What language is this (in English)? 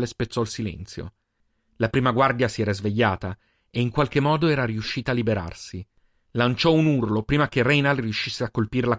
Italian